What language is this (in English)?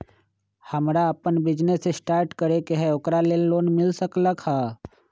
Magahi